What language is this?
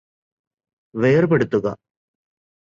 Malayalam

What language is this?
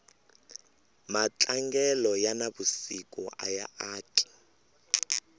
Tsonga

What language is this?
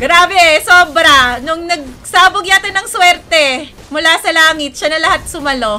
Filipino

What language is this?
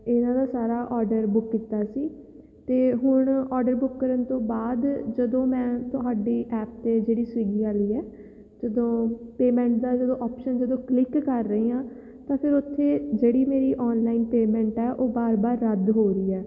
Punjabi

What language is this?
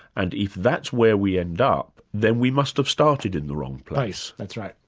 English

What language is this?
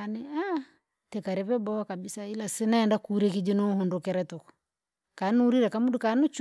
Langi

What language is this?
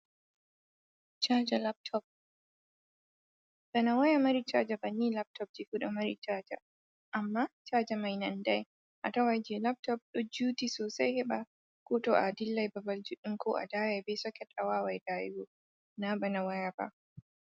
Fula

